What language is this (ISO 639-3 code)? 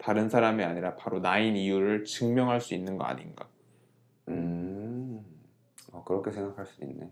kor